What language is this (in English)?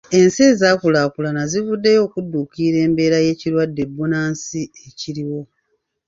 Ganda